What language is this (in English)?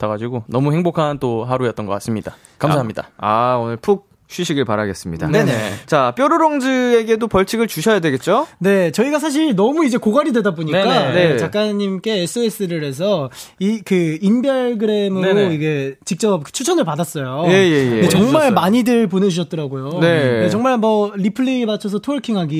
Korean